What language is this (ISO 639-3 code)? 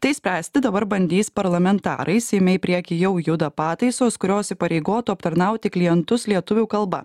lit